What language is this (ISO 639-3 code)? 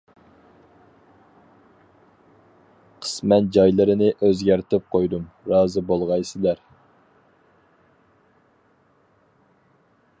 uig